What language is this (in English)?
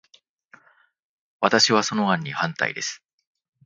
Japanese